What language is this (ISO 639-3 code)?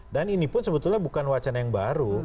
ind